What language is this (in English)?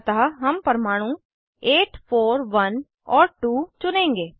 Hindi